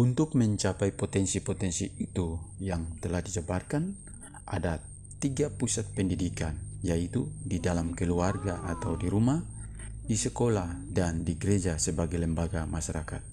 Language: Indonesian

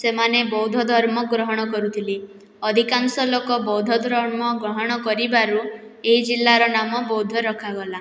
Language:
Odia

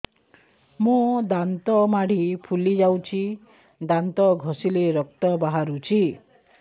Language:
Odia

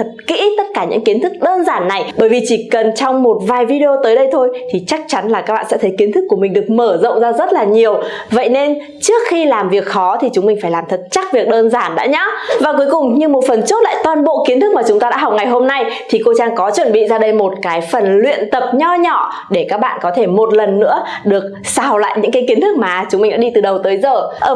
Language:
Vietnamese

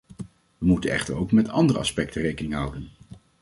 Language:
Dutch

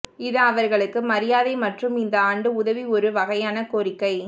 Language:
Tamil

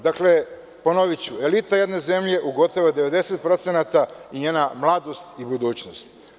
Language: Serbian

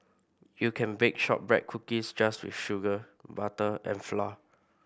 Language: English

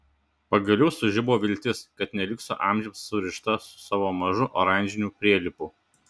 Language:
Lithuanian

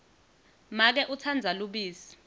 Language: Swati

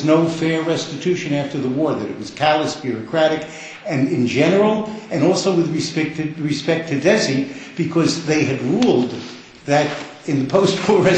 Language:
English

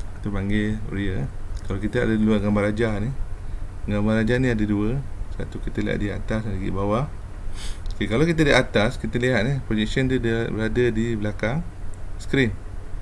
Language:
Malay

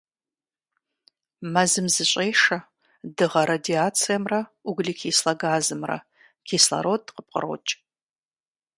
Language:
Kabardian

